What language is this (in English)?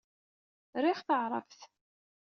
Kabyle